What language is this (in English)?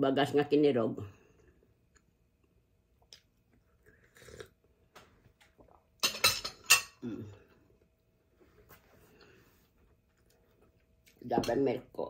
Filipino